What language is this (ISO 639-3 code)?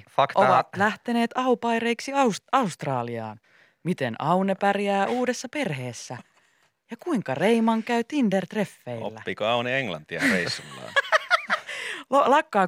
fin